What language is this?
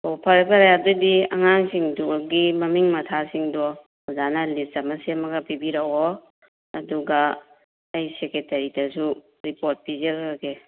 Manipuri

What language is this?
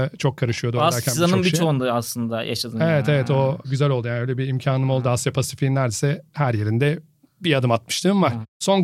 Turkish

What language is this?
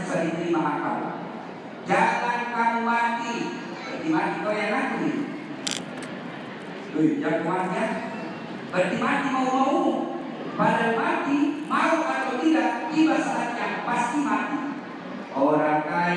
Indonesian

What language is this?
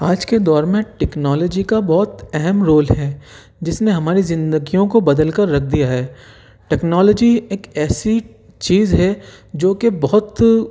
Urdu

